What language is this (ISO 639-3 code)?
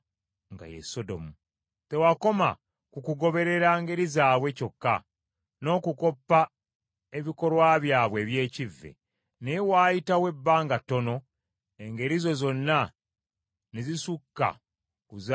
lug